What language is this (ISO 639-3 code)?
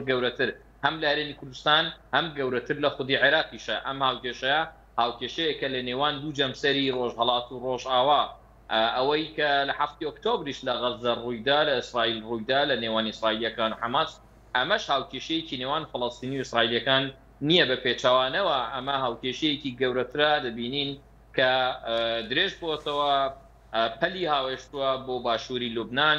ara